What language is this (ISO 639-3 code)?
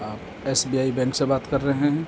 urd